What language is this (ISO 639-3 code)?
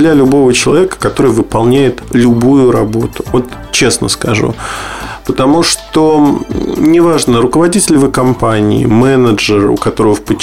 rus